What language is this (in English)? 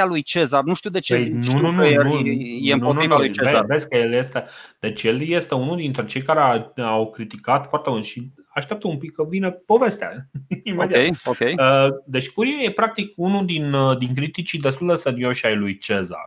Romanian